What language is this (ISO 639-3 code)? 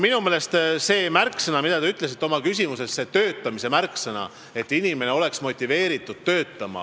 est